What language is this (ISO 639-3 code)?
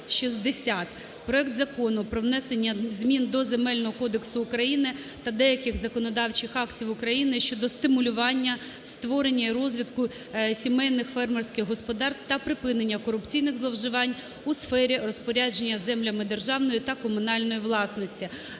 ukr